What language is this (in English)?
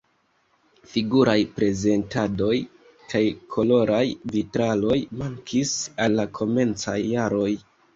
Esperanto